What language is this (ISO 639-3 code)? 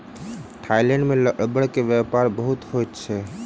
mai